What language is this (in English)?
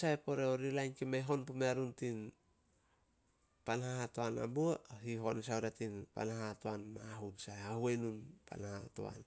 Solos